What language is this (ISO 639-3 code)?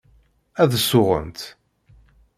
kab